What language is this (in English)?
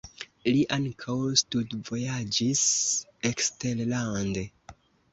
Esperanto